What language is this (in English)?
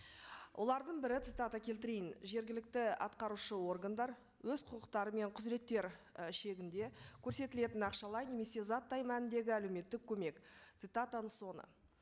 Kazakh